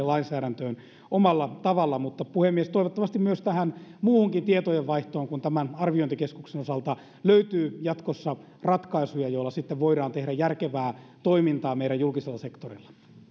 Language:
Finnish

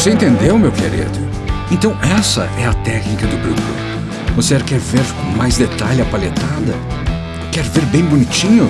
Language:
Portuguese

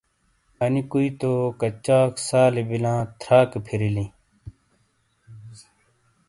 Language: Shina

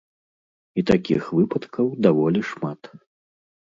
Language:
Belarusian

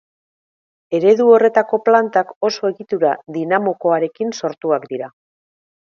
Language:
Basque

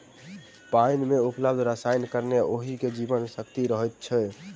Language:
Maithili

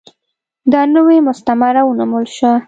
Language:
Pashto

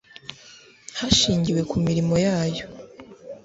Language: Kinyarwanda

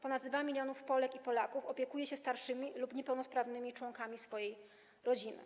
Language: Polish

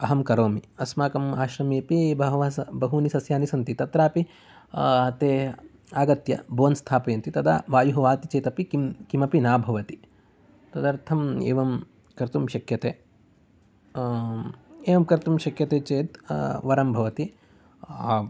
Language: Sanskrit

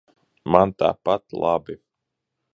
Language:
Latvian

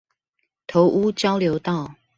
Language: Chinese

